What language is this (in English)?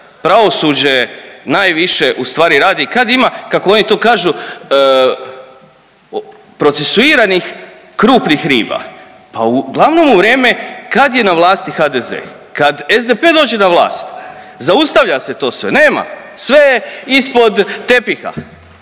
Croatian